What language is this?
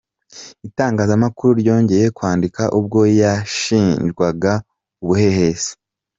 Kinyarwanda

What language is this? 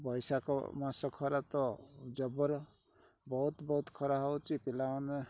Odia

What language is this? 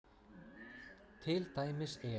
Icelandic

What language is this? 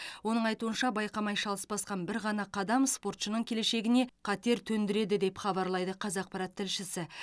Kazakh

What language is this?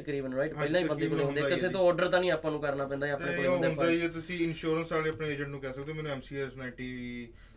Punjabi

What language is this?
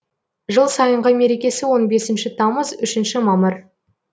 Kazakh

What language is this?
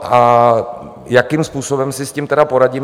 Czech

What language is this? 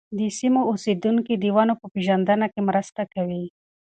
Pashto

